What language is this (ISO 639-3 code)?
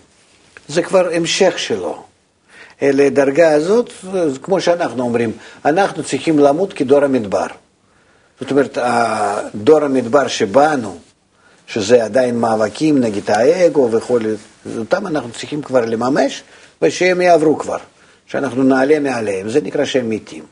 heb